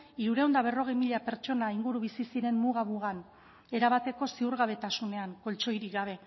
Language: Basque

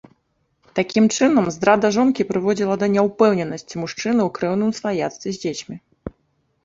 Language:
Belarusian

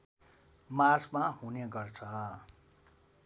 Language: Nepali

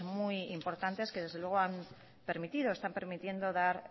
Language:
Spanish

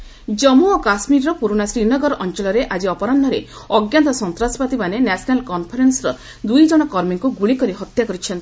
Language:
Odia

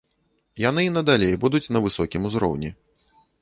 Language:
Belarusian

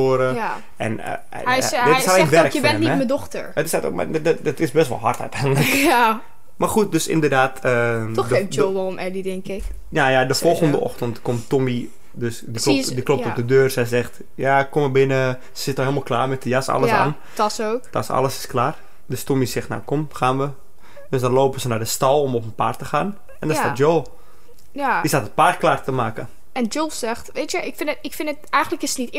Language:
Dutch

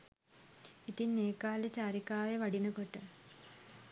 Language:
Sinhala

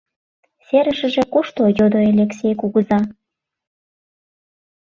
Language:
Mari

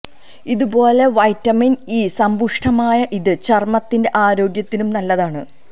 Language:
Malayalam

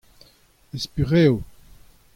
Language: Breton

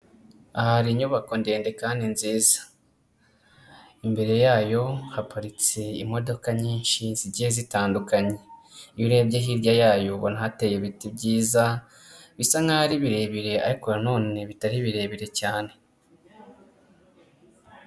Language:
Kinyarwanda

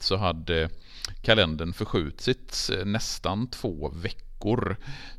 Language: Swedish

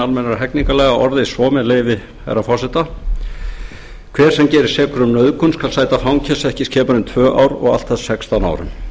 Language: Icelandic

